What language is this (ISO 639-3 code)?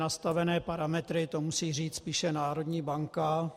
ces